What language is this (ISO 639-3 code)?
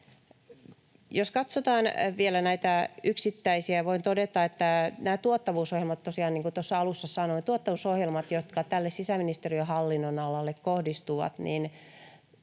fin